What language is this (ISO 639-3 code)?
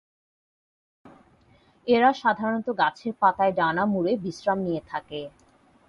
ben